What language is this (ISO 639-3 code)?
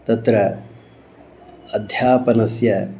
san